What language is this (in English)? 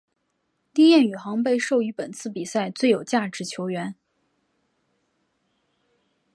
Chinese